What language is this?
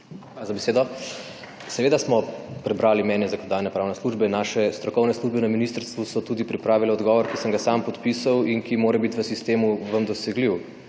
Slovenian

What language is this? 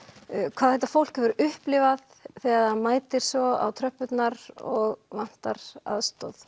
Icelandic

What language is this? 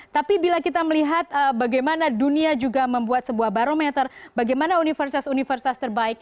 Indonesian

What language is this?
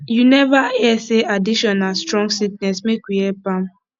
Nigerian Pidgin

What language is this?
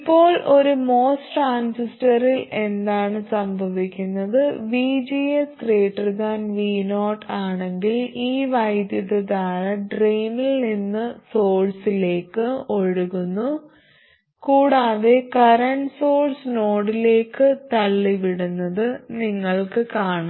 Malayalam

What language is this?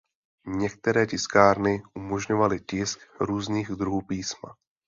Czech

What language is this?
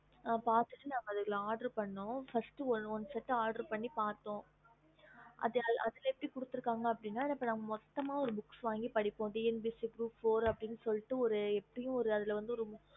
Tamil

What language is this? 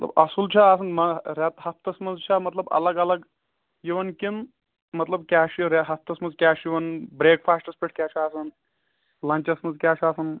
Kashmiri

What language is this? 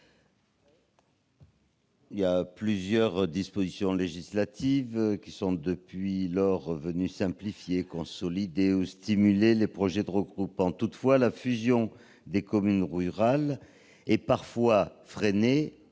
French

